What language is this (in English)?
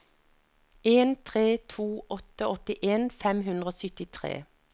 Norwegian